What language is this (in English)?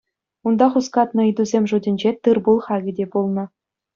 Chuvash